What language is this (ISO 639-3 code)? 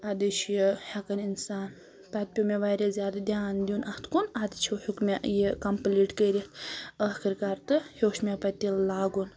kas